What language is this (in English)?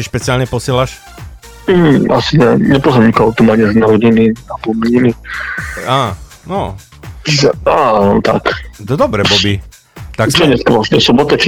Slovak